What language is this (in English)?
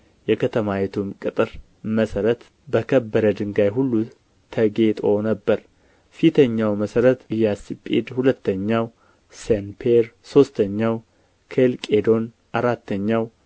Amharic